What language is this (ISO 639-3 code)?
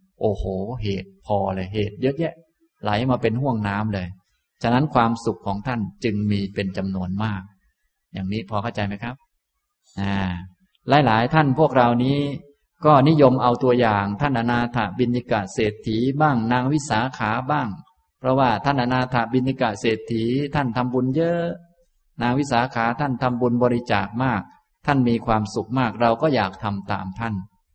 tha